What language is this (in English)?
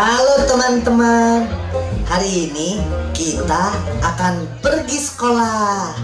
Indonesian